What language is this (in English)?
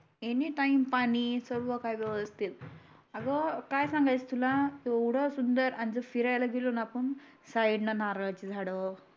Marathi